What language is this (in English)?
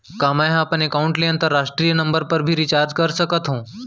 Chhattisgarhi